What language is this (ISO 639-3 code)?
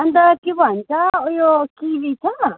nep